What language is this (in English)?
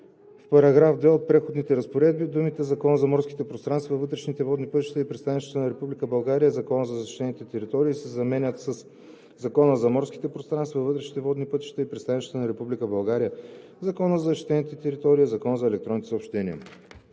Bulgarian